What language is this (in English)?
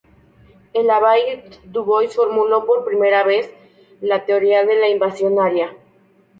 Spanish